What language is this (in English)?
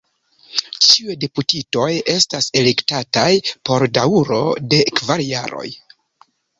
Esperanto